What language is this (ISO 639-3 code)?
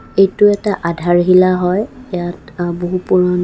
asm